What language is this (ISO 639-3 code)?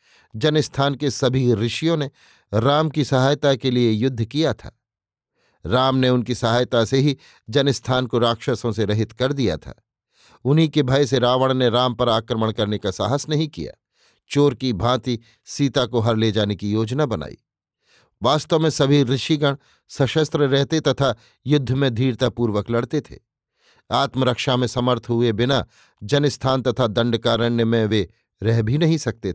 hin